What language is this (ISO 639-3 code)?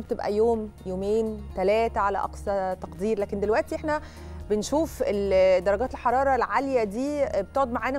ara